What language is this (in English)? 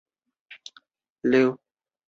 Chinese